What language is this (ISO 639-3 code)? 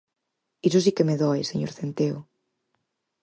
glg